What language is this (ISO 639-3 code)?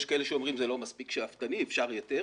heb